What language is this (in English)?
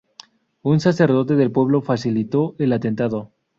Spanish